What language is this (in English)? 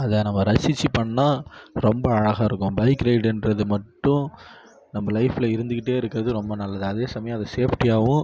Tamil